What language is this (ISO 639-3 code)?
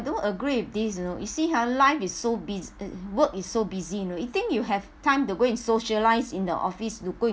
eng